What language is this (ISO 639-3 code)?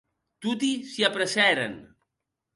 oci